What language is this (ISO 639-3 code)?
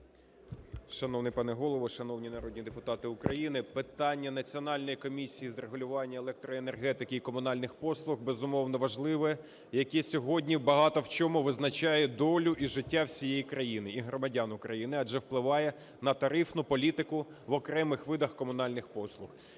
ukr